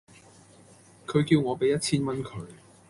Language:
Cantonese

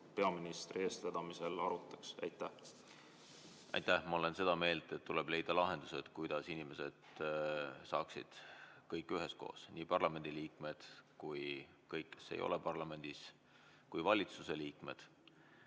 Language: Estonian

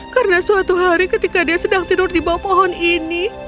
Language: Indonesian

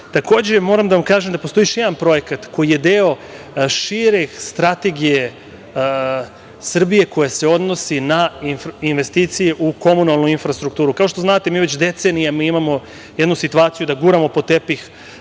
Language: Serbian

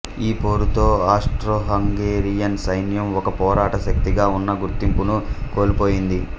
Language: Telugu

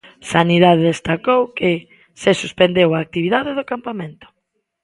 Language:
Galician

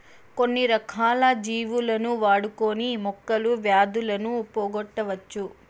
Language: Telugu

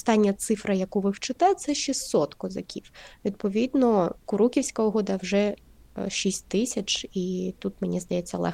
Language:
Ukrainian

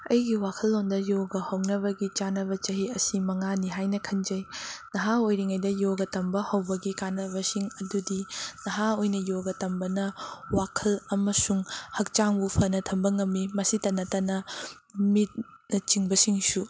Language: Manipuri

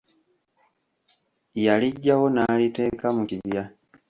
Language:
Ganda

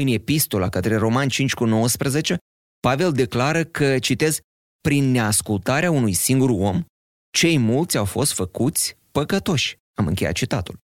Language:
Romanian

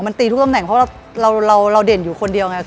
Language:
Thai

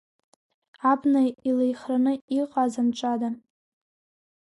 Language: Abkhazian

